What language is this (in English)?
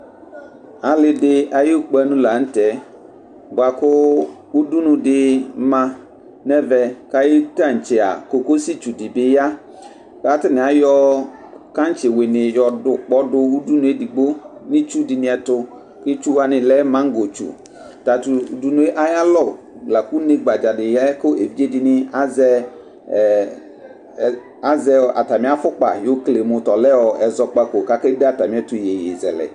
Ikposo